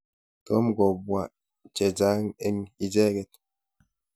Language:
Kalenjin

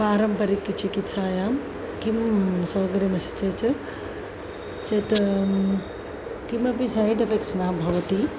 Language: Sanskrit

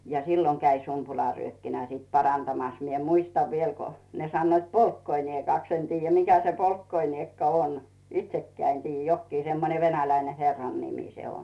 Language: Finnish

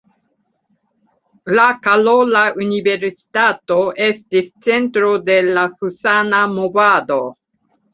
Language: Esperanto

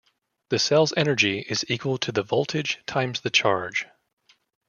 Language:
English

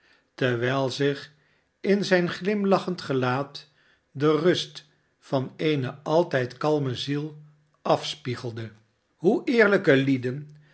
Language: Dutch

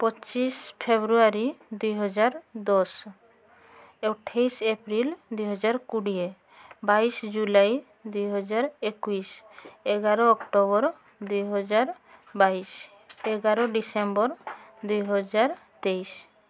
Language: Odia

